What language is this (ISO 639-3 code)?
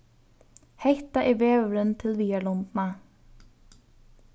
fao